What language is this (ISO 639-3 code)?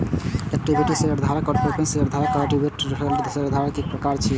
mai